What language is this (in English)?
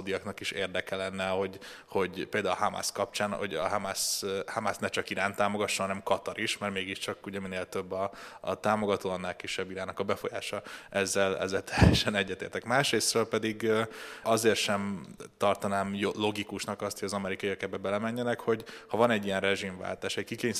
Hungarian